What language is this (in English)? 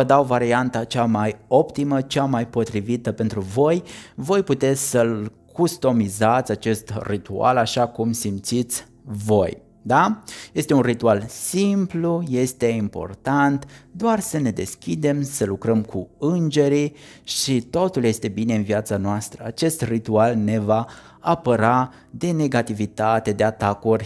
Romanian